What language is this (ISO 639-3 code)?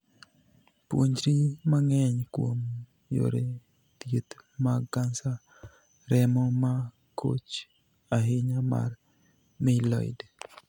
luo